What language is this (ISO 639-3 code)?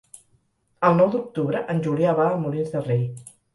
cat